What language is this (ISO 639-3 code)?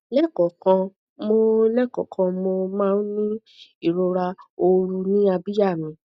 yor